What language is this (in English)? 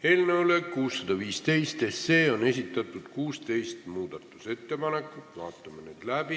Estonian